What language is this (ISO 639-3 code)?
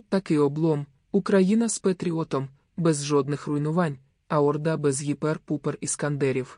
ukr